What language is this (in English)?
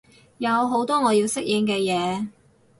Cantonese